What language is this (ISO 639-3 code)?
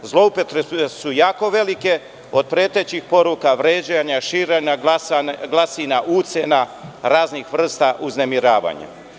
srp